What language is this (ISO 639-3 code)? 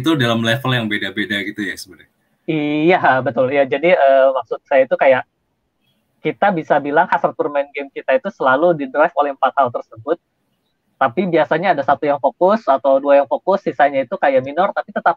ind